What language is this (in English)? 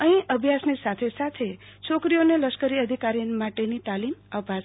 Gujarati